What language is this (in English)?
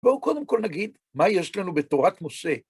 Hebrew